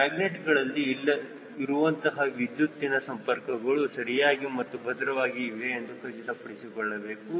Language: Kannada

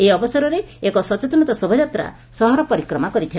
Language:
Odia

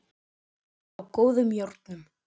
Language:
Icelandic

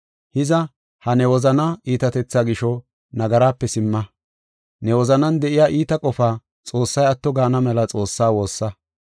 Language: Gofa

